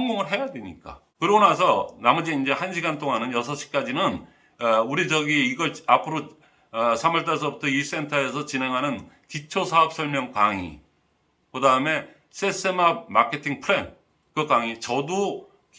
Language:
Korean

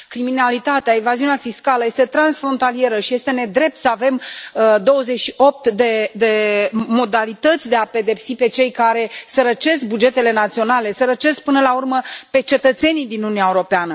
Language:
Romanian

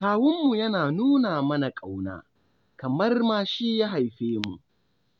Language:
Hausa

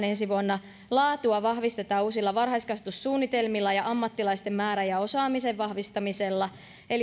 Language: Finnish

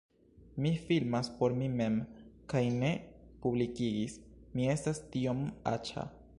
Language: Esperanto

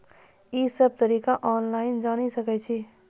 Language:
Maithili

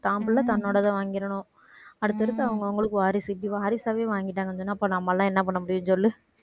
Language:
Tamil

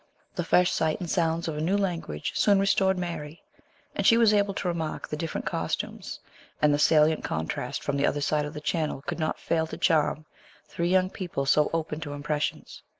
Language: English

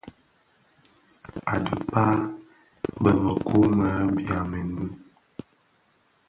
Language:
Bafia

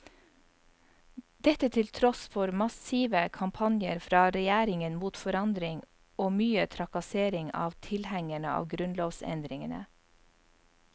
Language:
Norwegian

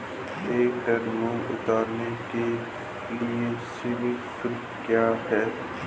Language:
Hindi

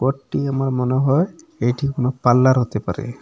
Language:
Bangla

